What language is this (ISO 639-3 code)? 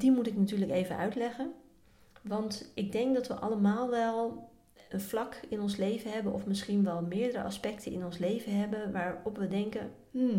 nld